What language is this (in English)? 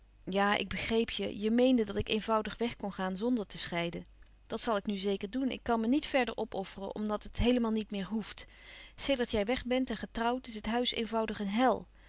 Dutch